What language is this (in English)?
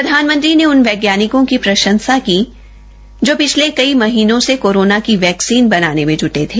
Hindi